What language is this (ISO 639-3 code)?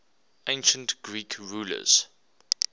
eng